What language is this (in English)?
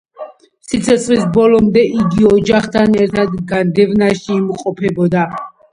Georgian